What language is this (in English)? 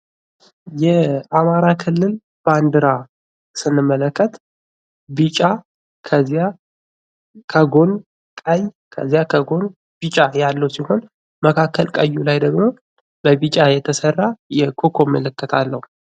Amharic